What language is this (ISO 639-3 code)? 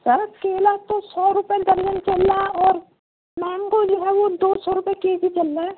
urd